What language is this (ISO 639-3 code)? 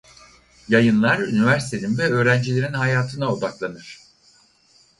tur